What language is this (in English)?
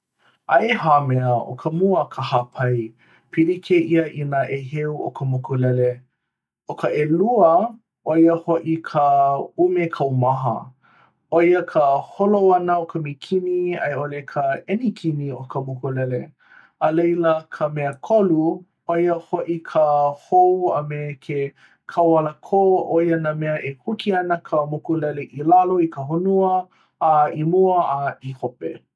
Hawaiian